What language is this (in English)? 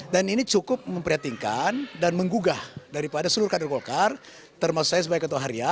Indonesian